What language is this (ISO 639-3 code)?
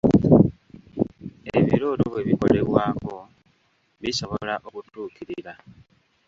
lug